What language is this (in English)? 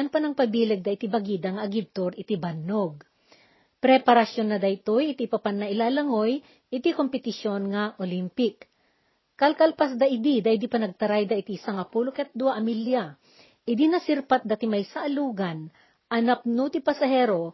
Filipino